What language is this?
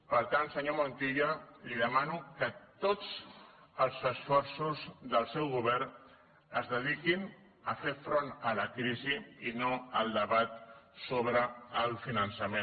Catalan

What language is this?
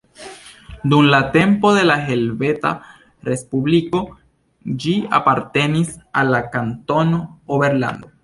Esperanto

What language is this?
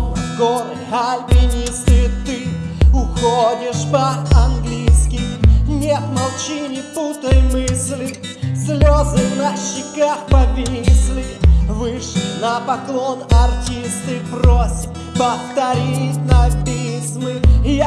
Russian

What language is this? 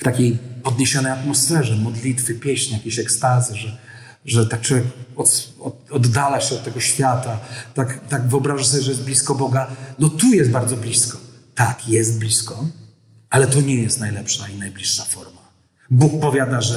Polish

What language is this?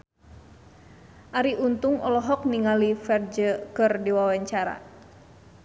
Sundanese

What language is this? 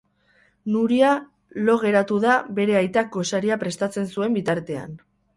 Basque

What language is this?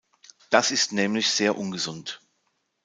German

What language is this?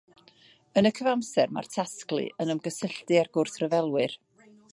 Welsh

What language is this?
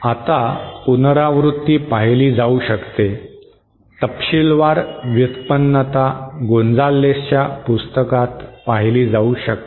Marathi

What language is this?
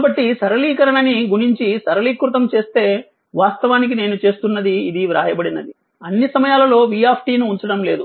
Telugu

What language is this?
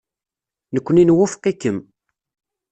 Kabyle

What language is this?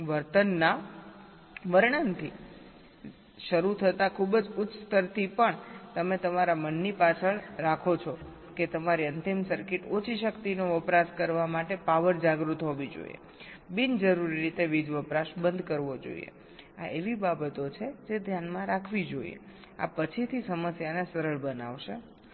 Gujarati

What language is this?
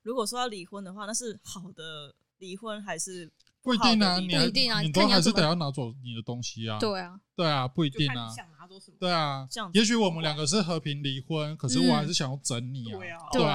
Chinese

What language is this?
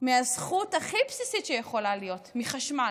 Hebrew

